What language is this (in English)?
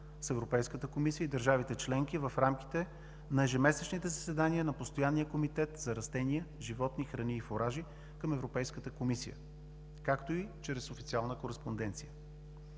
Bulgarian